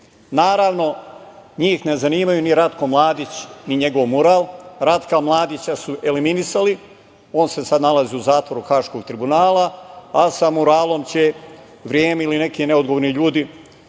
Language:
Serbian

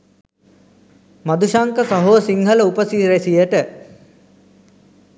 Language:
Sinhala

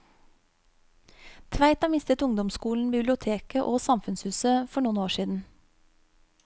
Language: Norwegian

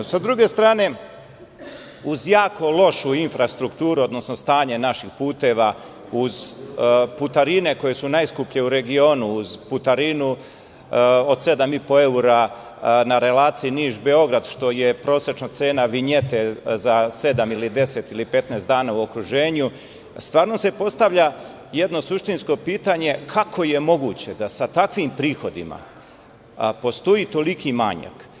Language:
Serbian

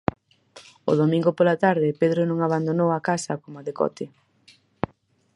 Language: Galician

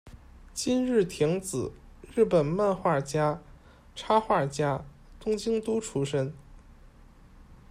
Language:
Chinese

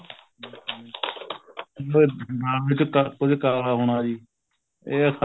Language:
Punjabi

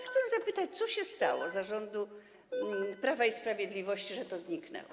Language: Polish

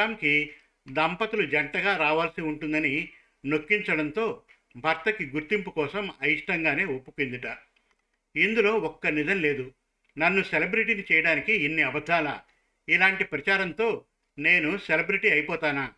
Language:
Telugu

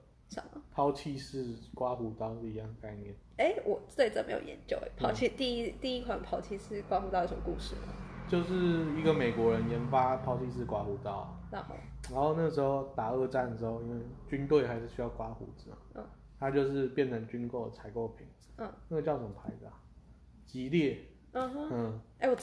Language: Chinese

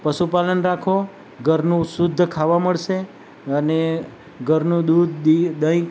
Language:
Gujarati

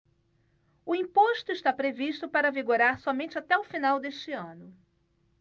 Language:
Portuguese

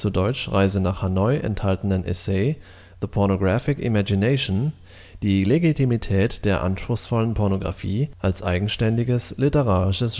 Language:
German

